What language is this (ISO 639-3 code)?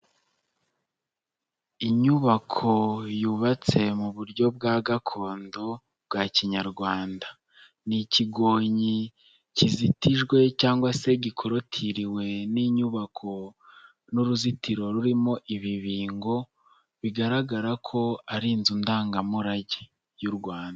kin